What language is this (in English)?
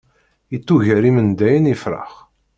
Kabyle